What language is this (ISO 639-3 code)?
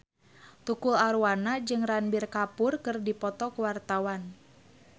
sun